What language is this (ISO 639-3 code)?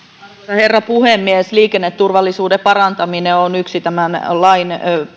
fin